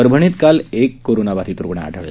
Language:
Marathi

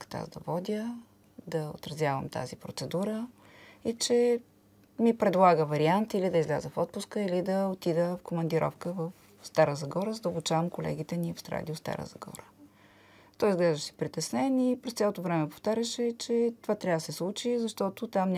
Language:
Romanian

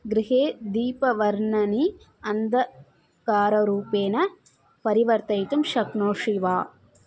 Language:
Sanskrit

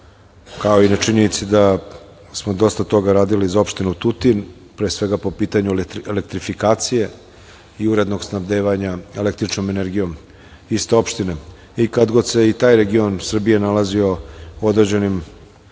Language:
Serbian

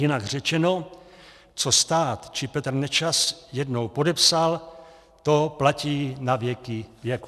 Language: Czech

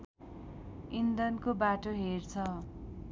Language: Nepali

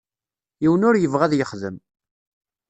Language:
Kabyle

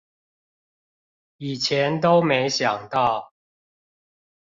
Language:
Chinese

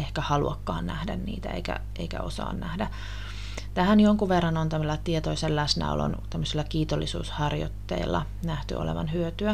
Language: Finnish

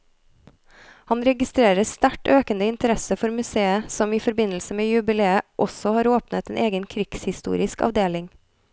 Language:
Norwegian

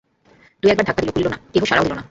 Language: Bangla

